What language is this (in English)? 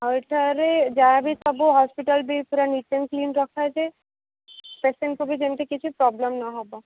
Odia